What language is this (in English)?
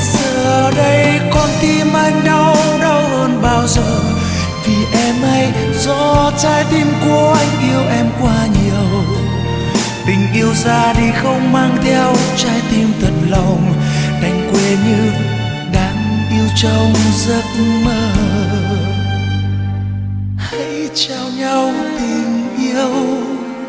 Vietnamese